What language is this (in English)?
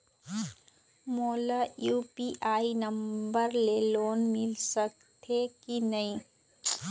Chhattisgarhi